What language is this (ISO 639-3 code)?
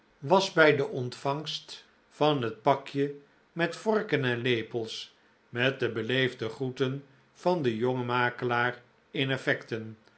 nld